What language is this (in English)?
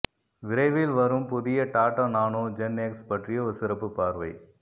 Tamil